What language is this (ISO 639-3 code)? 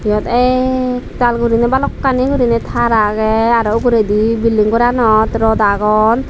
ccp